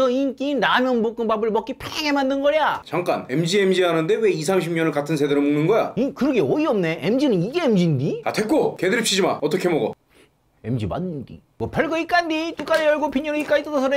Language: Korean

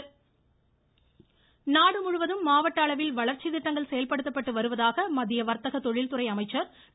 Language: Tamil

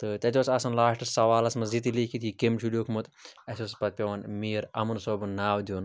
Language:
Kashmiri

